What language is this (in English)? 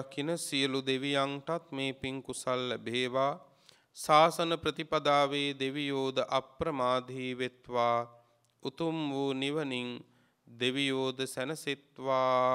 Romanian